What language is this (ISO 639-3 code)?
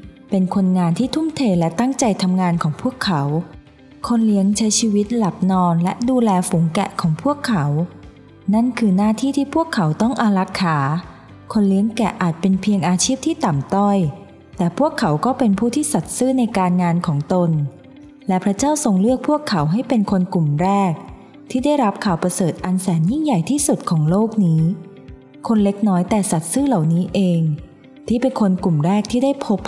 tha